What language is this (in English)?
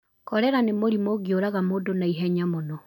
Kikuyu